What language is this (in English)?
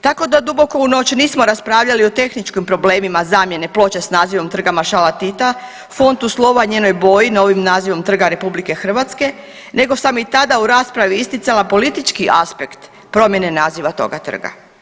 Croatian